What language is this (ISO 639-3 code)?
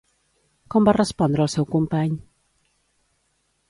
cat